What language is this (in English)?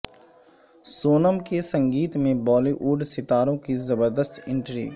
Urdu